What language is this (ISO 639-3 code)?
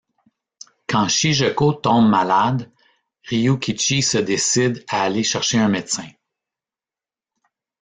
fra